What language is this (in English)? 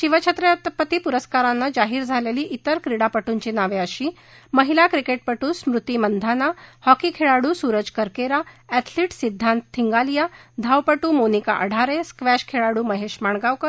Marathi